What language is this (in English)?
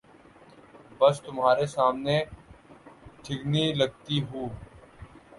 Urdu